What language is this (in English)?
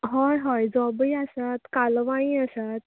Konkani